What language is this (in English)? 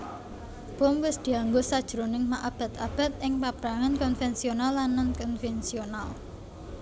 Javanese